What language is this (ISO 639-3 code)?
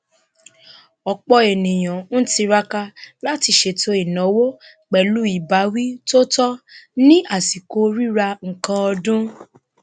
yor